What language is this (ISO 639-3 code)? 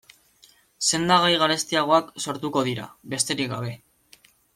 eus